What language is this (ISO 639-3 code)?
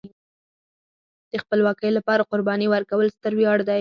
pus